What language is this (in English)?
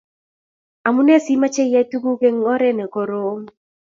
Kalenjin